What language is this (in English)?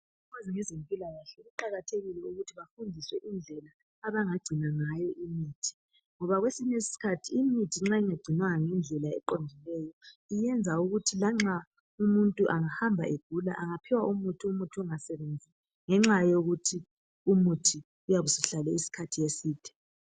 North Ndebele